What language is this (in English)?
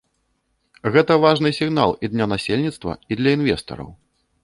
Belarusian